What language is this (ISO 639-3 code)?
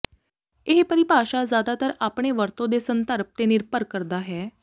pan